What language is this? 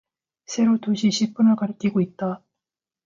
Korean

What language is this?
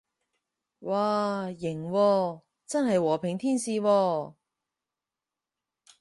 Cantonese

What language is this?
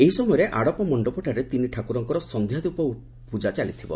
Odia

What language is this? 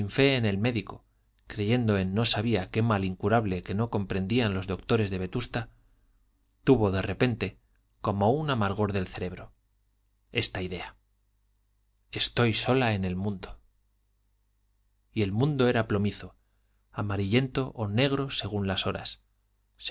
Spanish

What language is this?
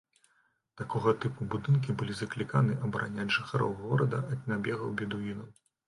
Belarusian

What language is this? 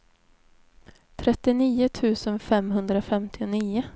Swedish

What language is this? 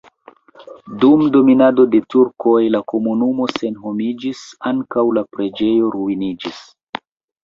Esperanto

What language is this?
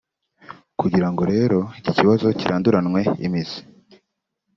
Kinyarwanda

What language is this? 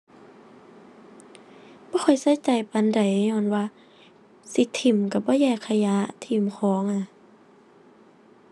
Thai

